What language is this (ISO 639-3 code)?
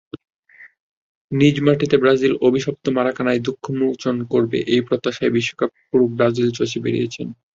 ben